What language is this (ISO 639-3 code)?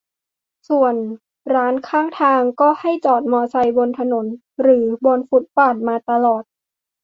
tha